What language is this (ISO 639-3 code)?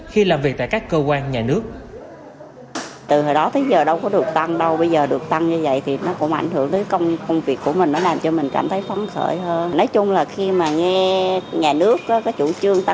vie